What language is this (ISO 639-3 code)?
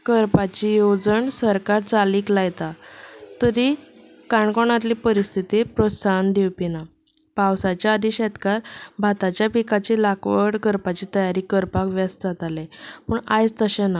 kok